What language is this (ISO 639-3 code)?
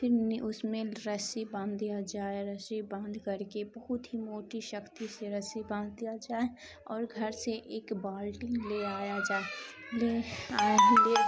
urd